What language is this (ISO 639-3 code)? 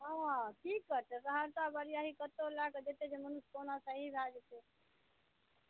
mai